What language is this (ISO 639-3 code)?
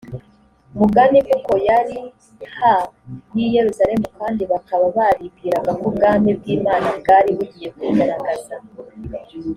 kin